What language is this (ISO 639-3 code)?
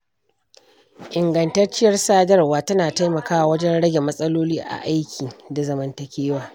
hau